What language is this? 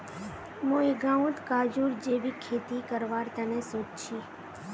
Magahi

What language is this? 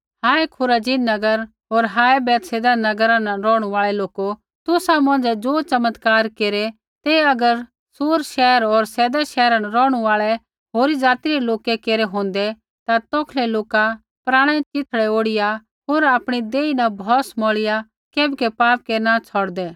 Kullu Pahari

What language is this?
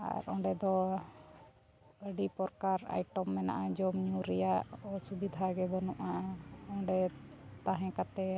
Santali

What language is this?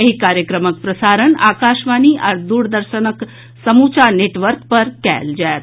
Maithili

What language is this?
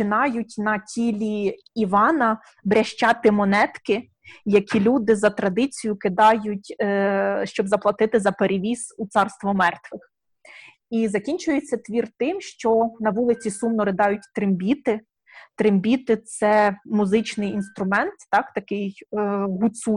Ukrainian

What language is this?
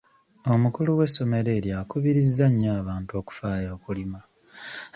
Ganda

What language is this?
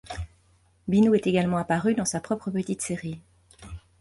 French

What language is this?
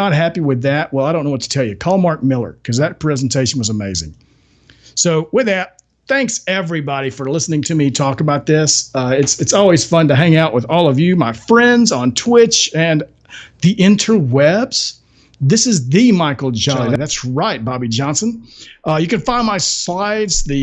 English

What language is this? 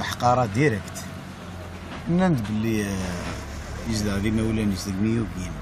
Arabic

